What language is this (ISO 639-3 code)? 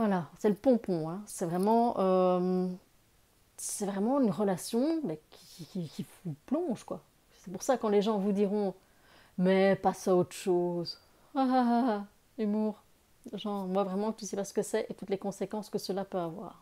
fra